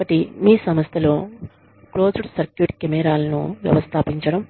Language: Telugu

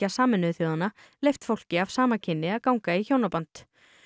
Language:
Icelandic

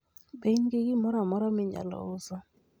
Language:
Luo (Kenya and Tanzania)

